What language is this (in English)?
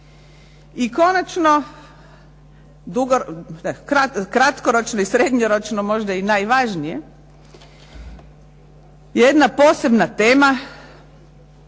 Croatian